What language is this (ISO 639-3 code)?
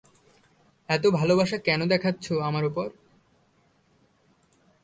ben